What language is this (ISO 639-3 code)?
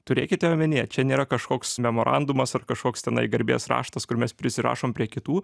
lit